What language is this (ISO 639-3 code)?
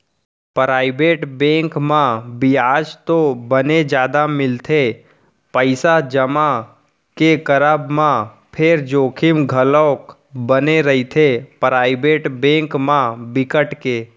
hne